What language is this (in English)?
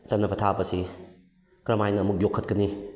Manipuri